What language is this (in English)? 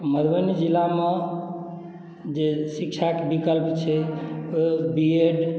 Maithili